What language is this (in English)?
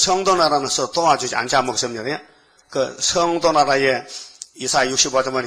Korean